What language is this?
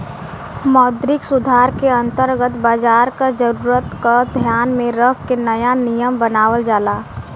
Bhojpuri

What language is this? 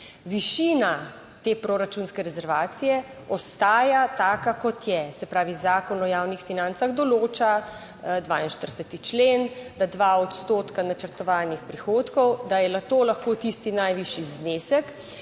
Slovenian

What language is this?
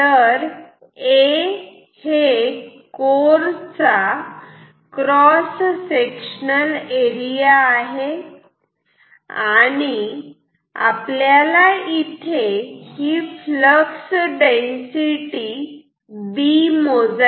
Marathi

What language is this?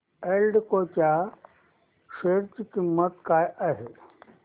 Marathi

